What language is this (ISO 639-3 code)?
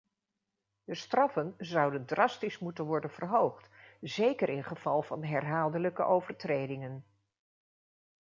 nld